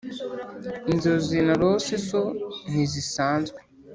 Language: Kinyarwanda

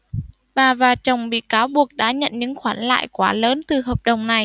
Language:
Vietnamese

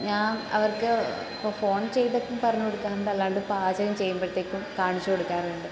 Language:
Malayalam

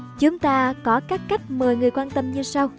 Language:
Vietnamese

